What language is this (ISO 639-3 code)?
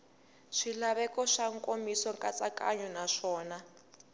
tso